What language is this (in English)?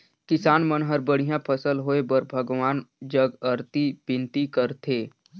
Chhattisgarhi